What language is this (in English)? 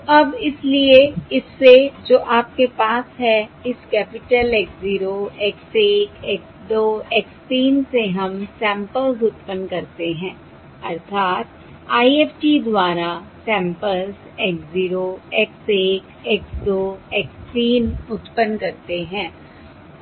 Hindi